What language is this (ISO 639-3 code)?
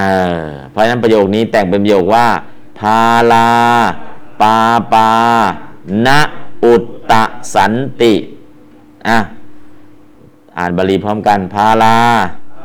tha